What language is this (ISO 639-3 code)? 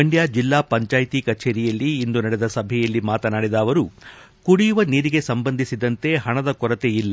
kan